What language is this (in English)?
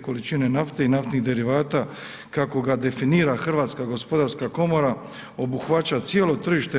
Croatian